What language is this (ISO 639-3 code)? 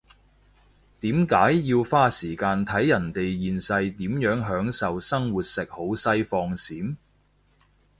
yue